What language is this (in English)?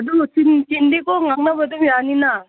Manipuri